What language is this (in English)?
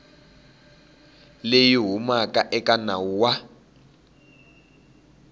Tsonga